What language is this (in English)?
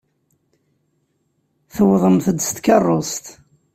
Kabyle